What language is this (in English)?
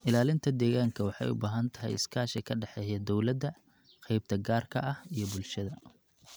Somali